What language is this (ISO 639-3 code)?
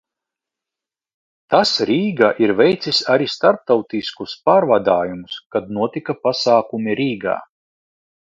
lav